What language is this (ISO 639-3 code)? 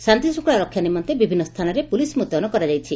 ori